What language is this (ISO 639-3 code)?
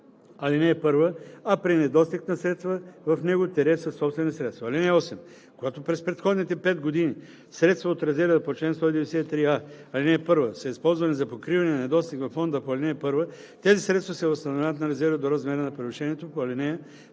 bul